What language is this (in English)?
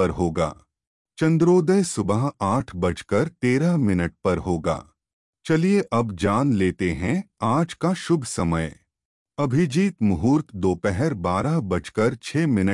Hindi